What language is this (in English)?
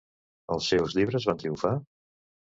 Catalan